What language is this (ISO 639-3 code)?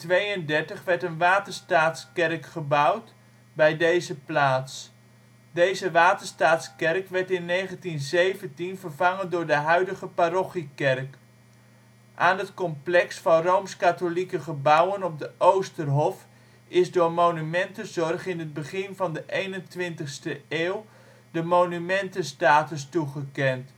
nld